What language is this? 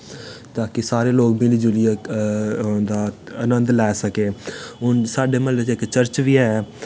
Dogri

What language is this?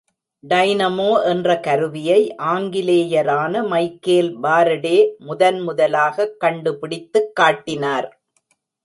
Tamil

